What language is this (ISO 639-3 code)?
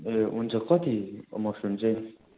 nep